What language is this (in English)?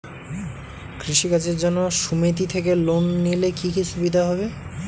Bangla